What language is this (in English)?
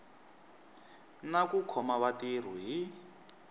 Tsonga